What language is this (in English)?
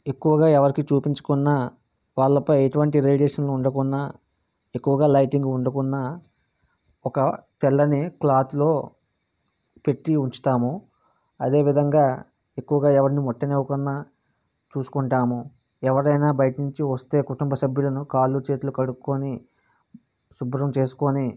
Telugu